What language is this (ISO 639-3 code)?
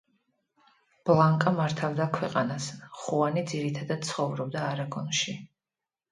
kat